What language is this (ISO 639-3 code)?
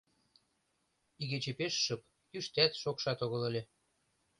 chm